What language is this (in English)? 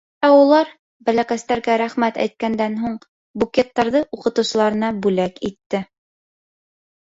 Bashkir